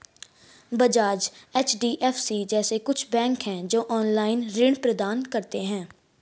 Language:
Hindi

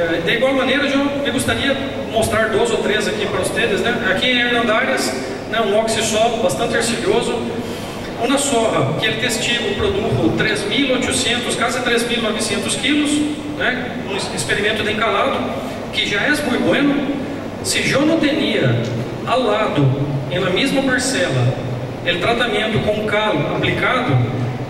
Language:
Portuguese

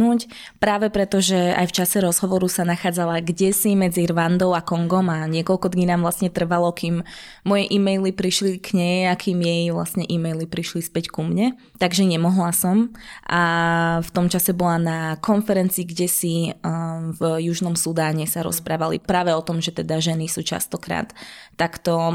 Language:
Slovak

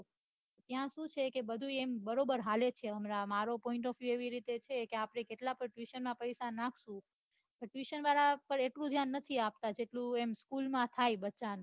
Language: Gujarati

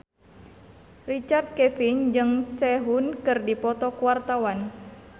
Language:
Sundanese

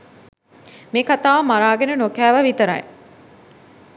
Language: Sinhala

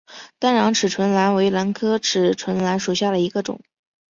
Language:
Chinese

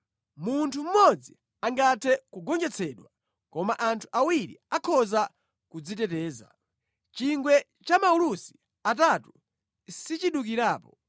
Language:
Nyanja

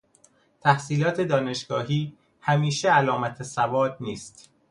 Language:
Persian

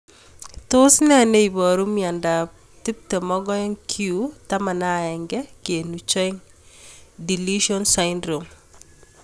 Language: Kalenjin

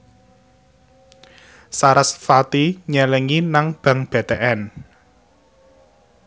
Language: Javanese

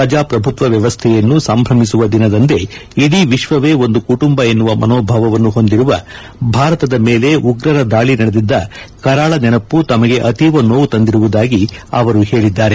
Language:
Kannada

